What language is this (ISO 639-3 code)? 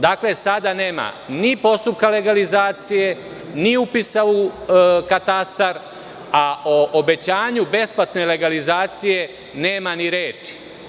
srp